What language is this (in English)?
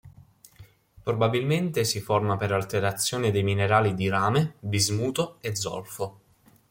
Italian